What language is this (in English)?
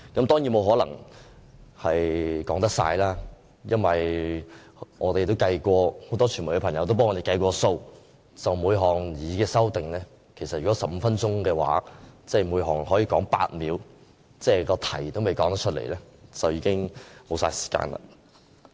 Cantonese